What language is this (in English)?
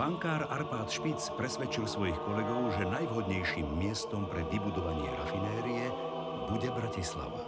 Slovak